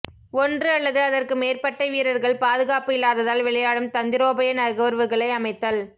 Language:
Tamil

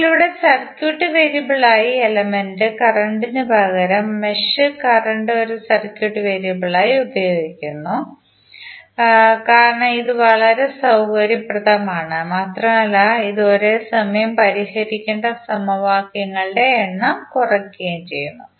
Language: Malayalam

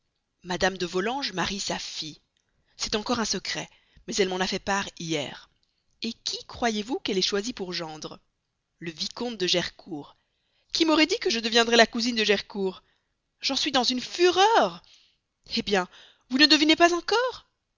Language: French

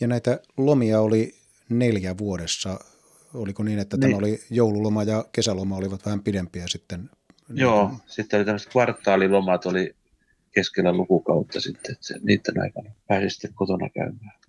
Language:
Finnish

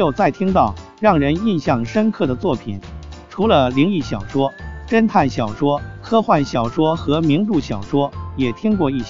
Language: Chinese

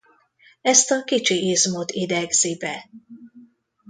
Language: Hungarian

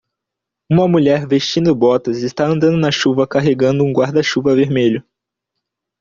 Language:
Portuguese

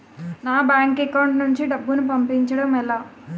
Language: Telugu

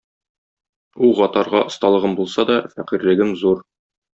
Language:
Tatar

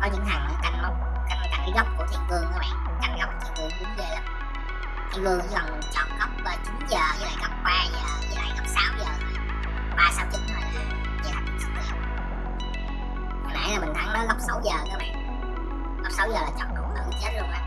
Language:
Vietnamese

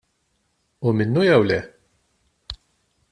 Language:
Maltese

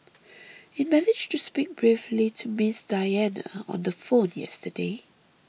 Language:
English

